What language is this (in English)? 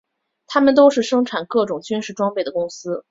Chinese